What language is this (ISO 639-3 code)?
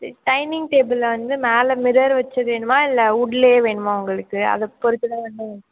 tam